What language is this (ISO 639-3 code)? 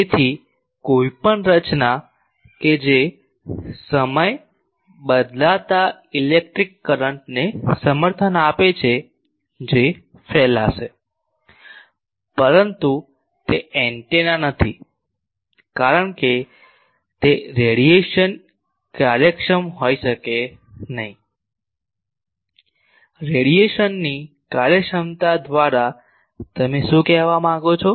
guj